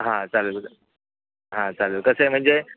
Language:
Marathi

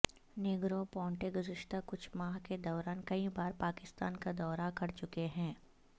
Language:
Urdu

